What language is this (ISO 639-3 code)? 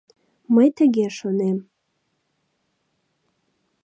chm